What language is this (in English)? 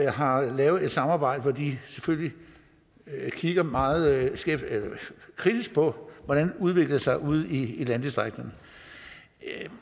Danish